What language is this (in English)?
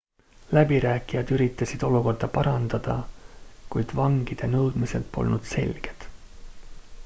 Estonian